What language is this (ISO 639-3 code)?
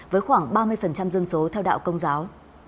vie